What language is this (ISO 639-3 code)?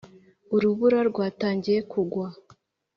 kin